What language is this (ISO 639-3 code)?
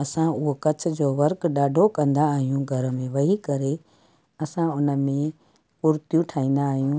snd